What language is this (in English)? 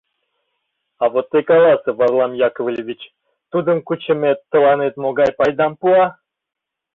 Mari